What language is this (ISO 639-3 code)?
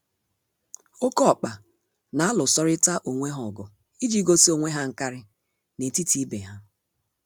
ibo